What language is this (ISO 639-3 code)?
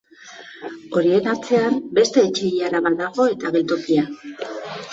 eus